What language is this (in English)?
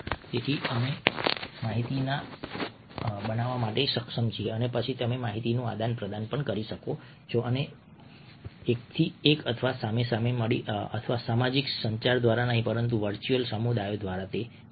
Gujarati